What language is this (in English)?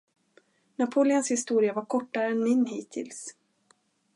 Swedish